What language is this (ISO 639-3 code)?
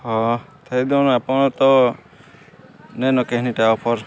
ori